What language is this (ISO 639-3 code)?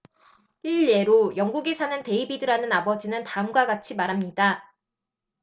kor